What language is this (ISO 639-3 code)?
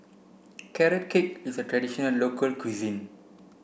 eng